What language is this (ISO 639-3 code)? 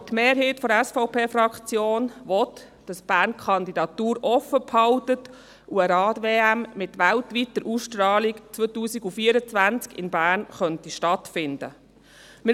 gsw